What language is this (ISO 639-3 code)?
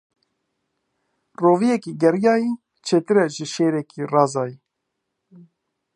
kur